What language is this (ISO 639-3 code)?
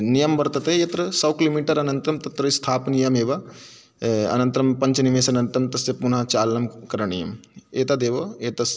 san